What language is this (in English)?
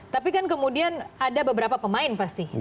Indonesian